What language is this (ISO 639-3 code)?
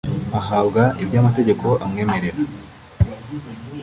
kin